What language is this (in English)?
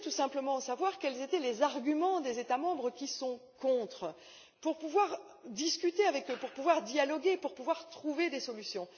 French